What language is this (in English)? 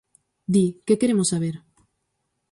Galician